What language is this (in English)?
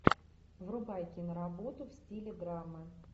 Russian